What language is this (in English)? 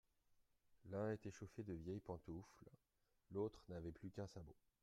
French